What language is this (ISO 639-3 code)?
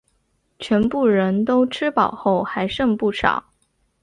zho